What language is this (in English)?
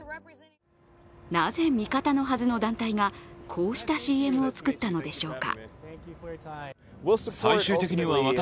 Japanese